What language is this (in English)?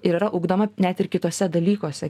Lithuanian